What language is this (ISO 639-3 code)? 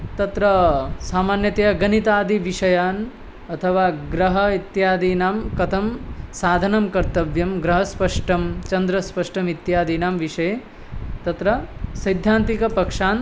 san